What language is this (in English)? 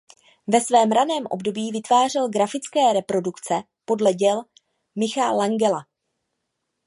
Czech